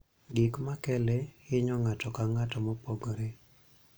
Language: Luo (Kenya and Tanzania)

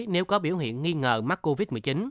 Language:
Vietnamese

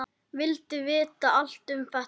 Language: Icelandic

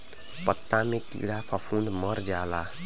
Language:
Bhojpuri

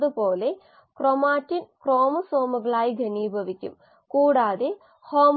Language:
Malayalam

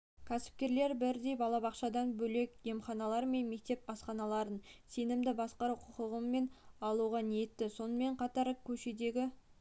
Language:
Kazakh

